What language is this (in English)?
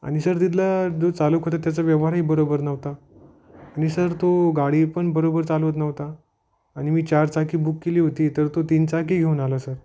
Marathi